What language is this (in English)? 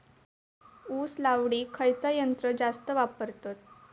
Marathi